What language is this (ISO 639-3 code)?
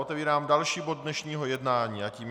ces